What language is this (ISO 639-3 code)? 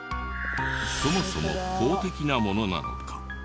jpn